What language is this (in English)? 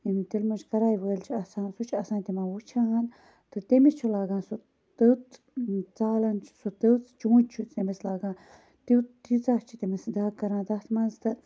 Kashmiri